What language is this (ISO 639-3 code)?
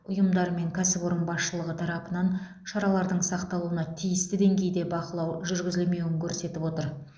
kaz